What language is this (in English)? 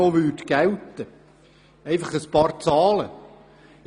Swiss German